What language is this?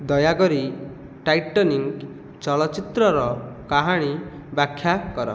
Odia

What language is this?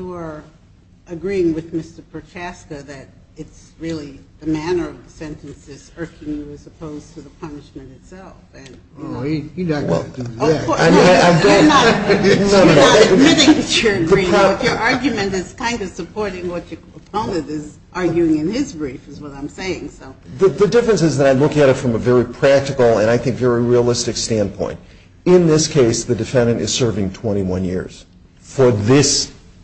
English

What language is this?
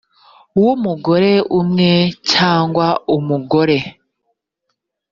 Kinyarwanda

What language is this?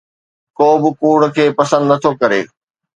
Sindhi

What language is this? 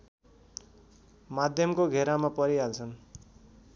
Nepali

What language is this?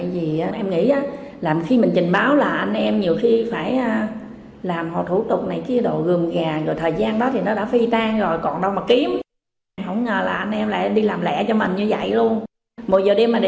Vietnamese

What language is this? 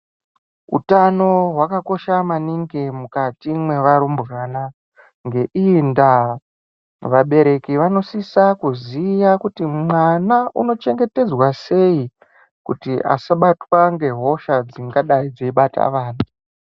Ndau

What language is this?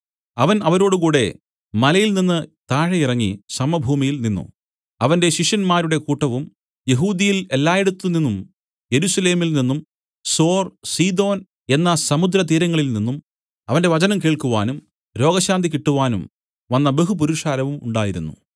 Malayalam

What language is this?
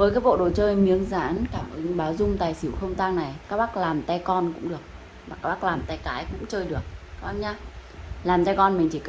Vietnamese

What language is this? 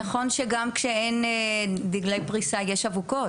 Hebrew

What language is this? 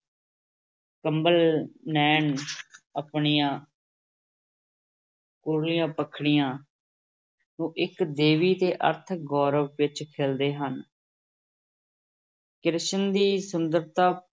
Punjabi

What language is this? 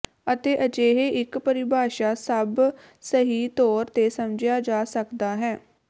Punjabi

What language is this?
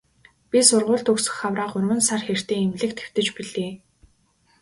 Mongolian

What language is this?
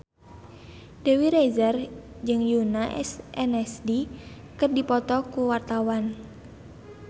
Sundanese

